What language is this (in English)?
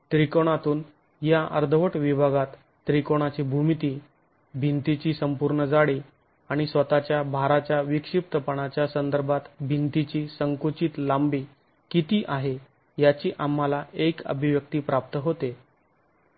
Marathi